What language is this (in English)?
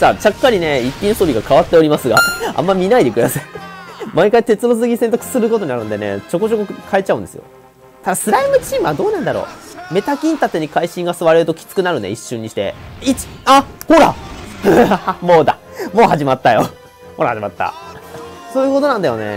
Japanese